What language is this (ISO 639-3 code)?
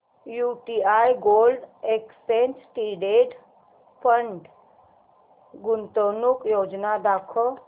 mar